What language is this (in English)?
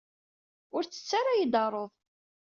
Kabyle